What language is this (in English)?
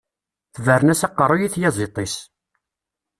Kabyle